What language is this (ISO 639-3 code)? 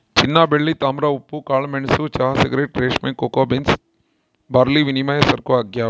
kan